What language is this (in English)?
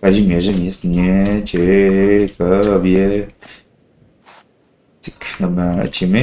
Polish